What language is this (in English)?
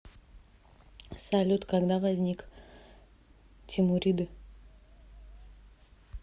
Russian